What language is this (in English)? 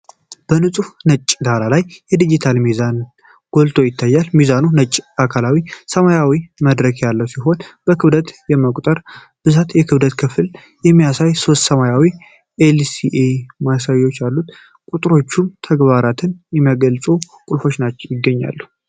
Amharic